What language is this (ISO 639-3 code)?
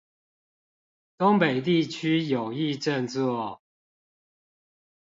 zho